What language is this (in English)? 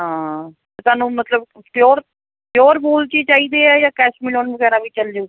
Punjabi